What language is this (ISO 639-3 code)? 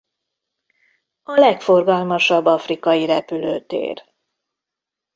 hun